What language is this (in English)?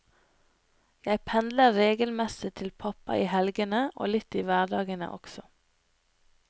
Norwegian